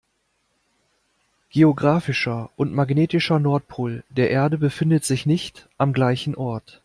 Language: German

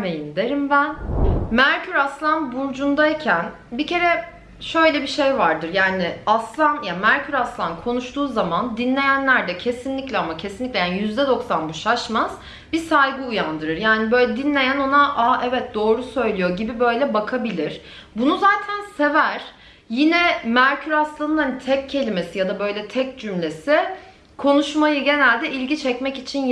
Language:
Turkish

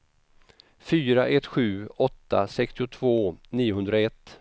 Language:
Swedish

